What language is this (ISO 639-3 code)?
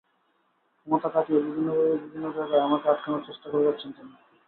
ben